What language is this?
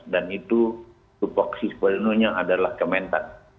Indonesian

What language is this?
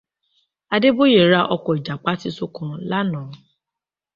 Yoruba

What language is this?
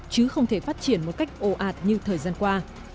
Vietnamese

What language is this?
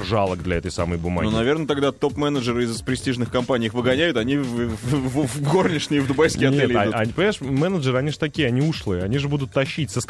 Russian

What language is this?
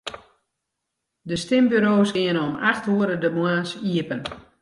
Western Frisian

